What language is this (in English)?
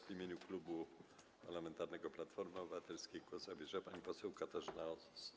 Polish